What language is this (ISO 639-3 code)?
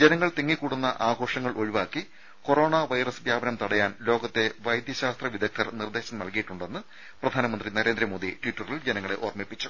mal